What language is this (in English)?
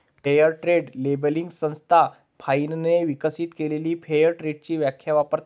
Marathi